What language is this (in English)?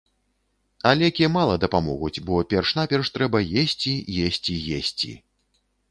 Belarusian